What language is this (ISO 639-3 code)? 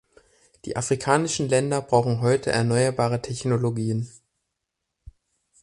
deu